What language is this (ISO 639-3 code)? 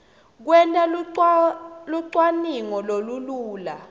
ssw